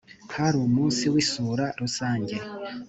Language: Kinyarwanda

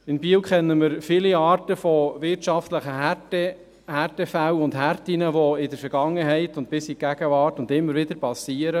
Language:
Swiss German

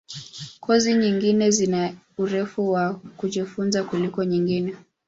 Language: Swahili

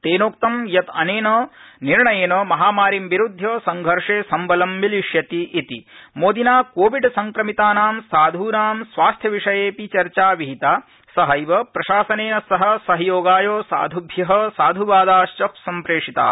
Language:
Sanskrit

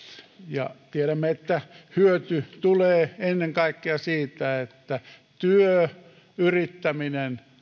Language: Finnish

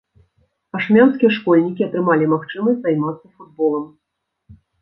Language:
Belarusian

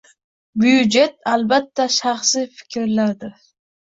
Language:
Uzbek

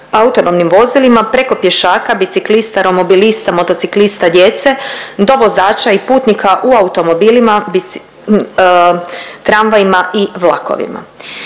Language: Croatian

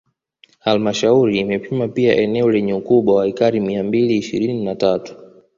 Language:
Swahili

